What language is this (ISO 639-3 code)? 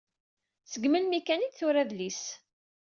kab